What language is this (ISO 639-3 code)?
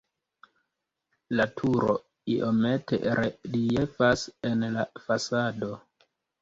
epo